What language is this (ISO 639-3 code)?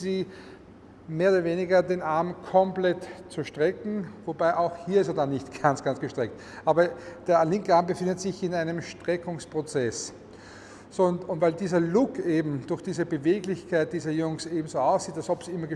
deu